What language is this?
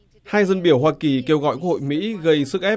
Vietnamese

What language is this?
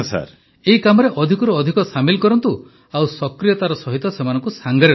Odia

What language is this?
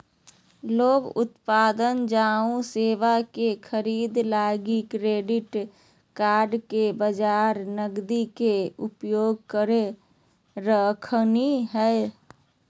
Magahi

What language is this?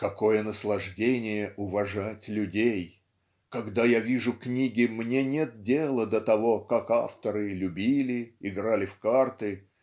Russian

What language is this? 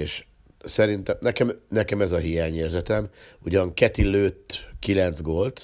Hungarian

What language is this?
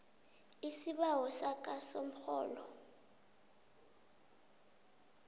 South Ndebele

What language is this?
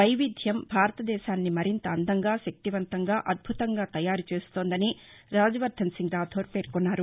Telugu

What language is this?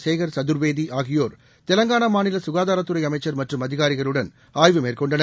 Tamil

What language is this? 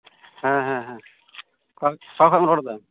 Santali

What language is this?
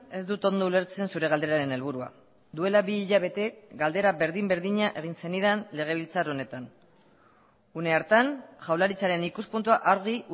Basque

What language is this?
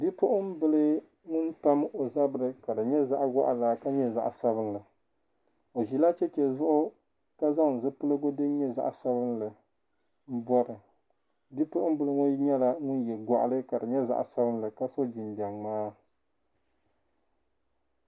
Dagbani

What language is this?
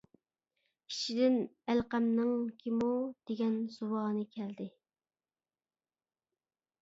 Uyghur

